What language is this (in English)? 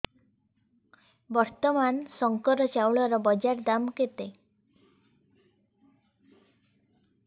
Odia